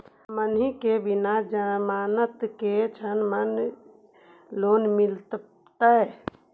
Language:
Magahi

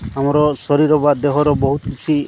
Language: Odia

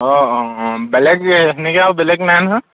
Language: Assamese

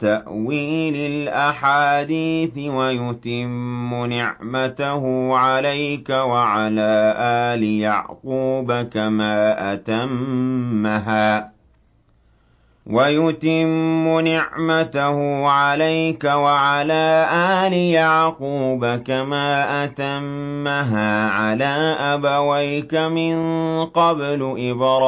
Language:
Arabic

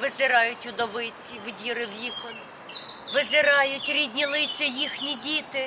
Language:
Ukrainian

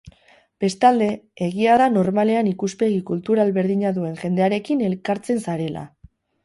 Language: Basque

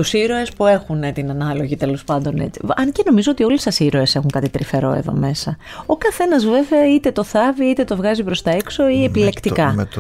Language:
Greek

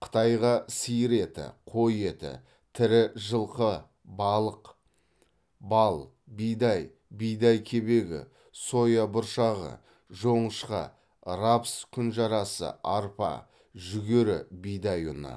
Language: Kazakh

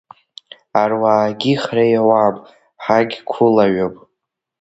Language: Abkhazian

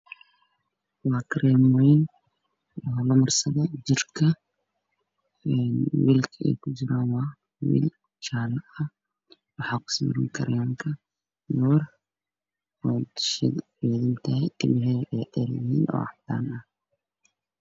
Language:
Somali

